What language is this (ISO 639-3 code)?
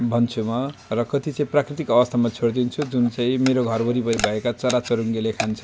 nep